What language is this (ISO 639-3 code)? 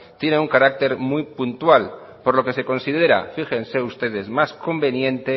spa